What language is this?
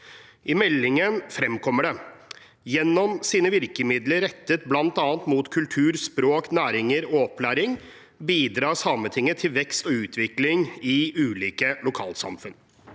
Norwegian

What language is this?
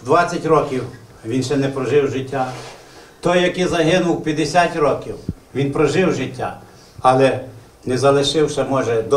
Ukrainian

